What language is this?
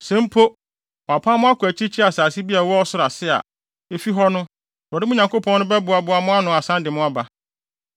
Akan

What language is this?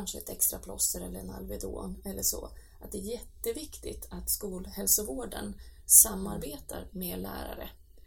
Swedish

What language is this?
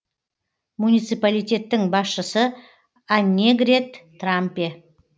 Kazakh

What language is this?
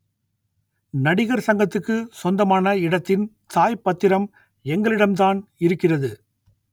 Tamil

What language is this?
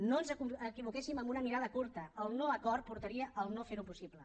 Catalan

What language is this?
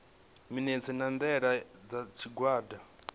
Venda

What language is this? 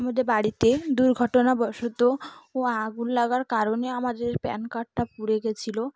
Bangla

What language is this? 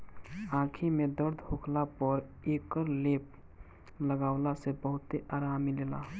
Bhojpuri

